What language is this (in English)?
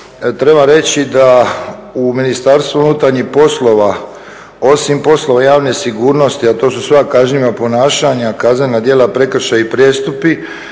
Croatian